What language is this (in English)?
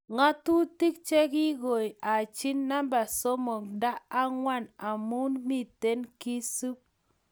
Kalenjin